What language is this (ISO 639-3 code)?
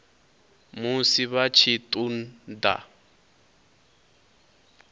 ven